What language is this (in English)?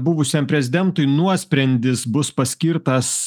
Lithuanian